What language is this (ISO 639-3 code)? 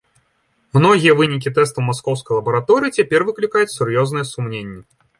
bel